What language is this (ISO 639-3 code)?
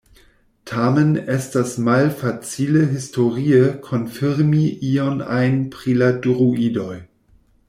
epo